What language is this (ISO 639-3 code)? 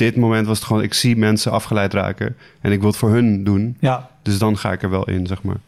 nld